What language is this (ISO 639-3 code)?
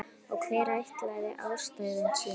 isl